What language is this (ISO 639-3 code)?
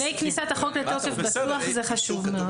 heb